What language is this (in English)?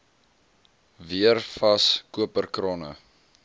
Afrikaans